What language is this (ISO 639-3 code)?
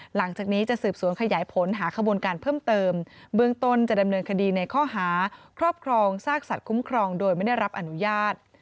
tha